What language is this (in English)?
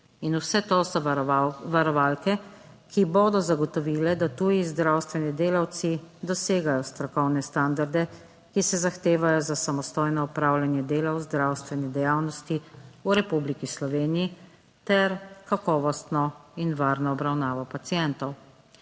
Slovenian